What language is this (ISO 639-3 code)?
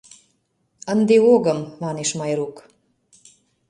chm